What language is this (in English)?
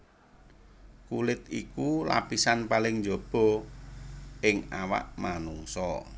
Javanese